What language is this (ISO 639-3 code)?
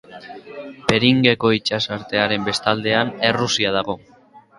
eus